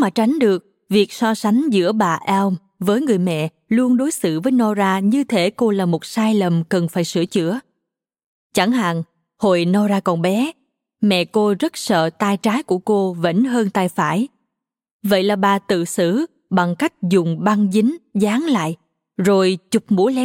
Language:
Vietnamese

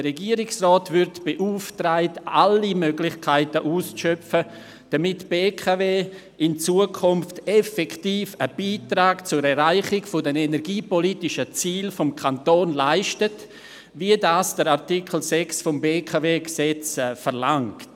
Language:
Swiss German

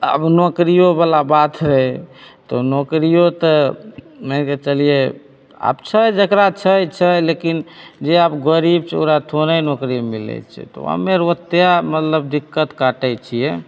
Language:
Maithili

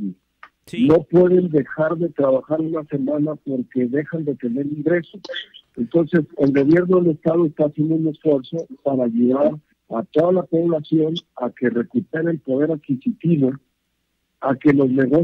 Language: Spanish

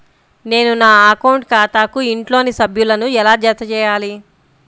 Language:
Telugu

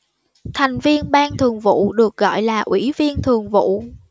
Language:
Vietnamese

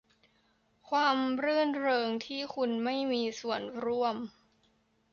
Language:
Thai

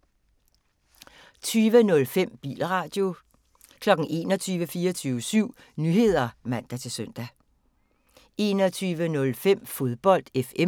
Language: Danish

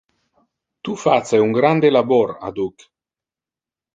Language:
Interlingua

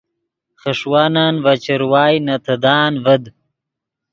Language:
Yidgha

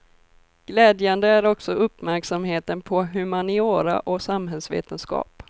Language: Swedish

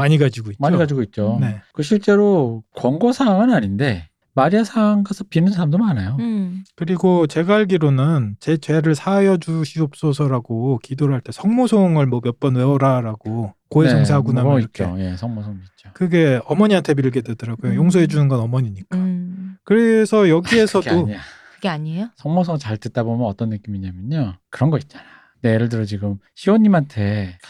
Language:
Korean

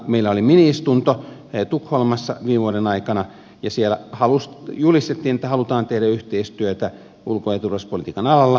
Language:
Finnish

